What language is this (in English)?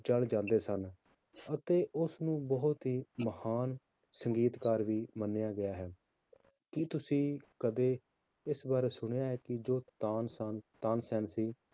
Punjabi